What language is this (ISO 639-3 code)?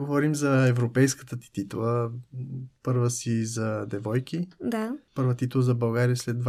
bul